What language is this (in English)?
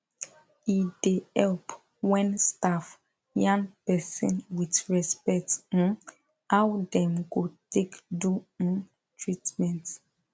Nigerian Pidgin